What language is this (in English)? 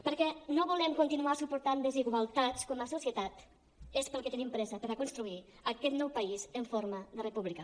Catalan